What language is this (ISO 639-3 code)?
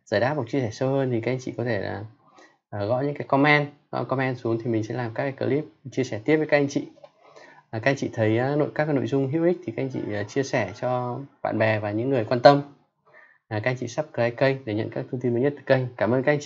vie